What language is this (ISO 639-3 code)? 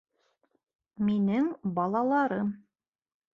bak